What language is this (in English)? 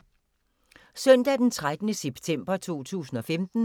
Danish